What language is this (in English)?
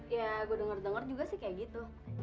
Indonesian